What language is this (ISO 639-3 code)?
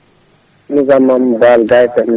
ful